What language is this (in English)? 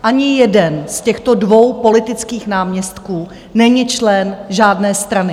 Czech